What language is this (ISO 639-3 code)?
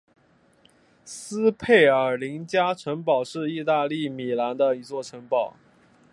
zho